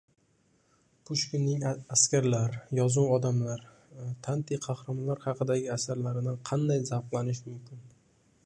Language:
Uzbek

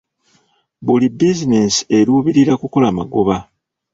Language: Ganda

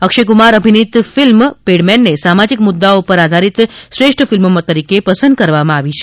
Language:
Gujarati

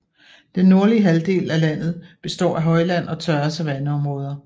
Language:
Danish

